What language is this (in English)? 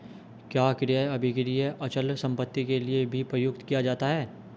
Hindi